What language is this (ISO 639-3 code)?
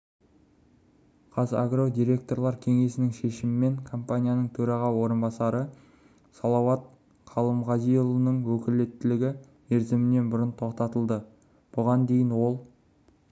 kaz